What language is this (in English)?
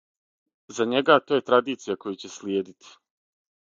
Serbian